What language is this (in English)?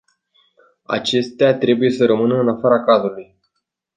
Romanian